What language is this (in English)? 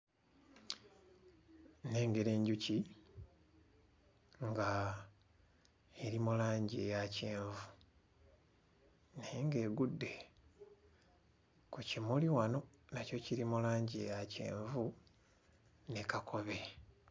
Ganda